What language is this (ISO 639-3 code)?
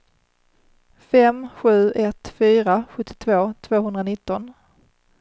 swe